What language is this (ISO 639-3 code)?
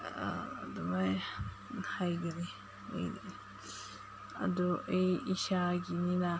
mni